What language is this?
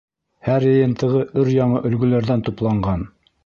Bashkir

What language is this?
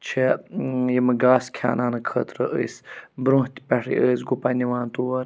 Kashmiri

